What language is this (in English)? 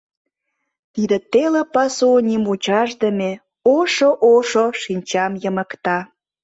Mari